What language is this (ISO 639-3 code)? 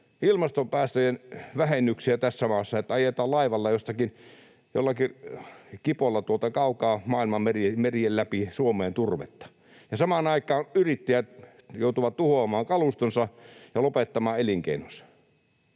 fin